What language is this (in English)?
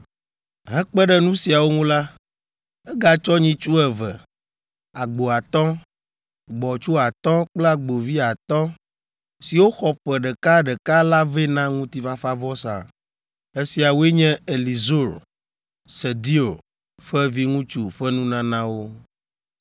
Ewe